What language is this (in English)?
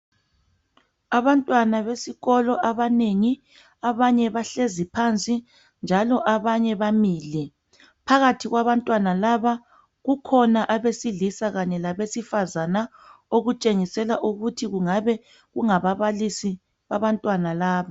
North Ndebele